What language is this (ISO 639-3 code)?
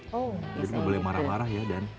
ind